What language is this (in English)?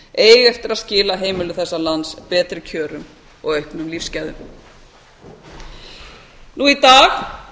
Icelandic